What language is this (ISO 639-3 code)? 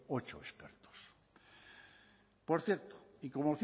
spa